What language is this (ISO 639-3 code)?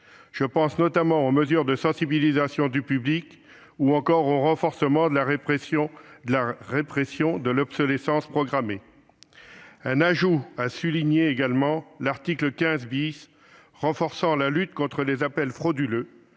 fra